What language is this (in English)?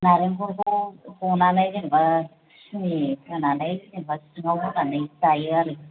Bodo